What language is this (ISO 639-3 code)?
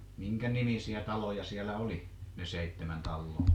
fin